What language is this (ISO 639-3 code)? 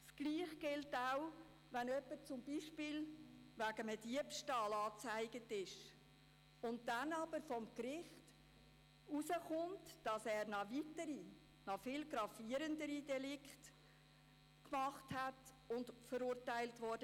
gsw